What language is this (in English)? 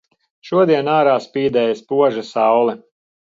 Latvian